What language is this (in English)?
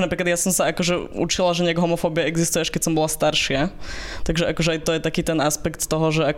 Slovak